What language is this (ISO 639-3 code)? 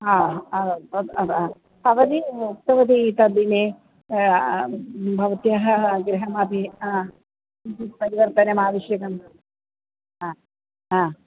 san